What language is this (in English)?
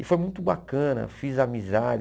Portuguese